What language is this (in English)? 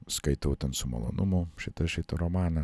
Lithuanian